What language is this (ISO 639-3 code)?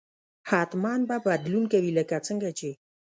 pus